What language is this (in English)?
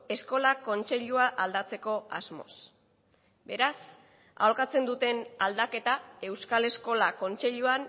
Basque